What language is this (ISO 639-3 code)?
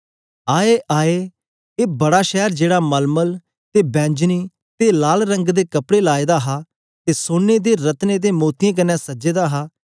doi